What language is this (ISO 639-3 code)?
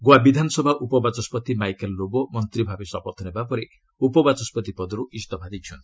ori